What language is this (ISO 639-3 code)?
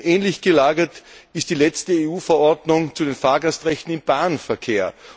deu